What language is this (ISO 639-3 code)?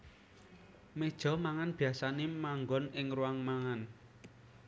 jav